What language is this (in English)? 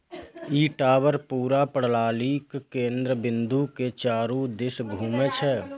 Maithili